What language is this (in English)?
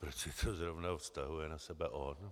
Czech